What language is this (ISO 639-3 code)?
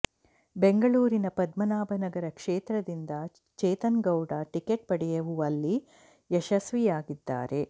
kan